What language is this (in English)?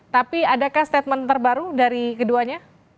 Indonesian